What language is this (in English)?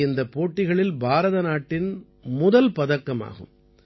Tamil